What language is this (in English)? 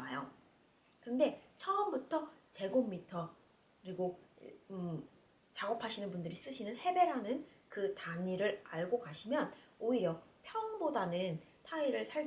Korean